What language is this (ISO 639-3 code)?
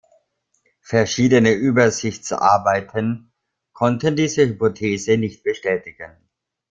deu